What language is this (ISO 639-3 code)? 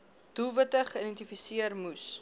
afr